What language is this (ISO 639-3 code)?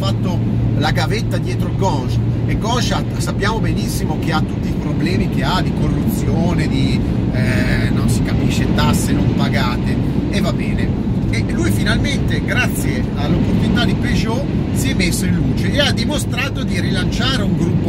ita